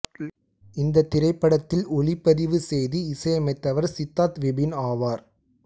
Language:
Tamil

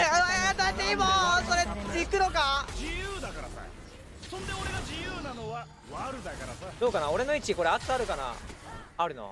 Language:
Japanese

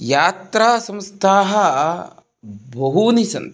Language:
Sanskrit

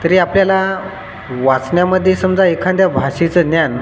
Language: Marathi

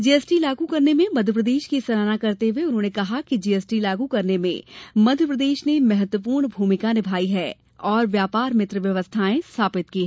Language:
Hindi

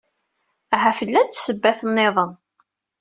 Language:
Kabyle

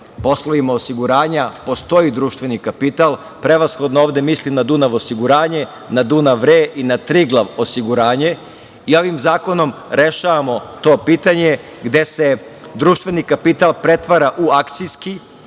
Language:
Serbian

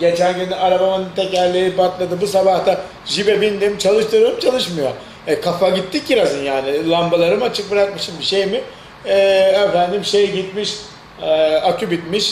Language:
Turkish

